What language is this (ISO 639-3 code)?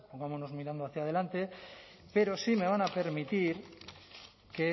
spa